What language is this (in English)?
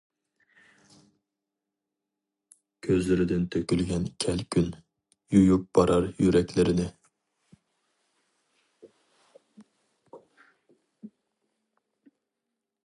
Uyghur